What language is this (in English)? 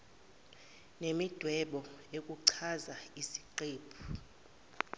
Zulu